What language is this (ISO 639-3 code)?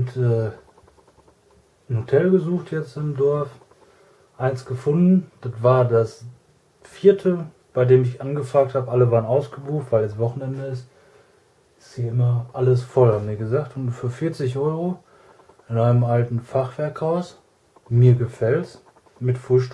deu